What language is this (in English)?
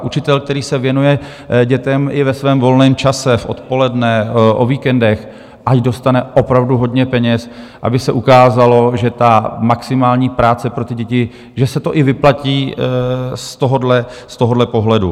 Czech